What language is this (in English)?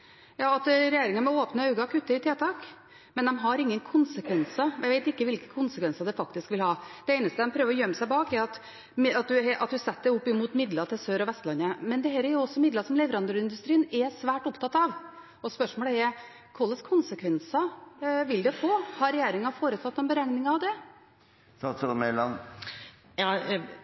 Norwegian Bokmål